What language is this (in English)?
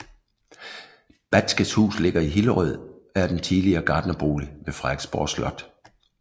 Danish